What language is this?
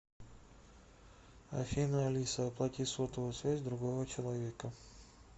Russian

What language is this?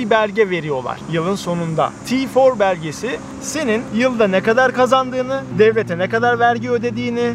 Turkish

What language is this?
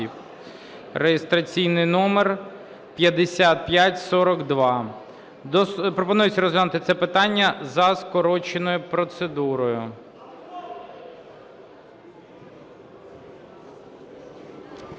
Ukrainian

